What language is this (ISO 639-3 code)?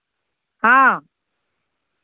sat